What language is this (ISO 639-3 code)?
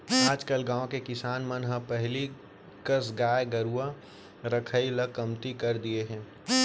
hne